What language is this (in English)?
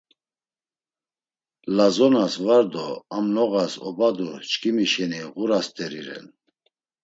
Laz